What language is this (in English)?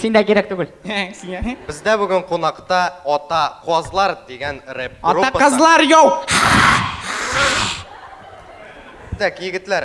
Russian